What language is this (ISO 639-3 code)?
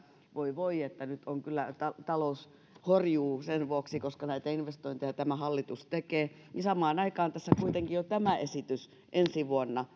fin